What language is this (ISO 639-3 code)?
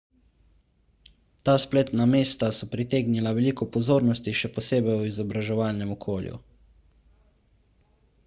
slv